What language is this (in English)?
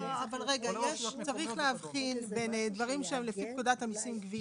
Hebrew